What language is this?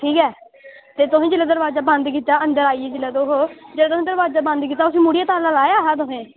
Dogri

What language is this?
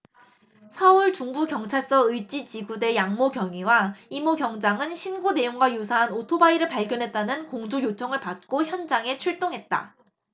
Korean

